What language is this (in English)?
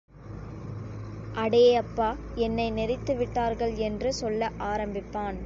Tamil